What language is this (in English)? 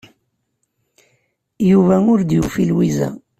Kabyle